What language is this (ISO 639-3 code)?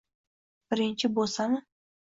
uzb